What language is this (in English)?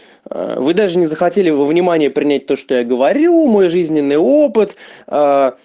Russian